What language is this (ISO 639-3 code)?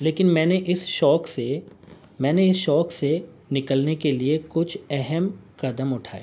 urd